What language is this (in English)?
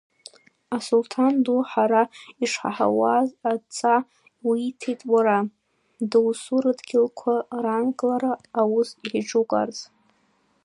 Abkhazian